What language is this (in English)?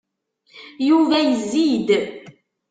Kabyle